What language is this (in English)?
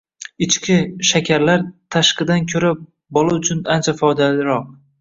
Uzbek